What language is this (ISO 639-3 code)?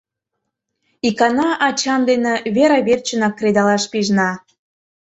chm